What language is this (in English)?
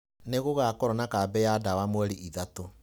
Kikuyu